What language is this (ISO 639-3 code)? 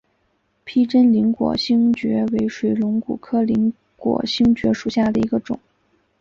zho